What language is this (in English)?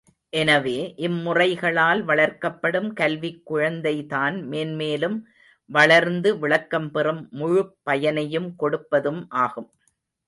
Tamil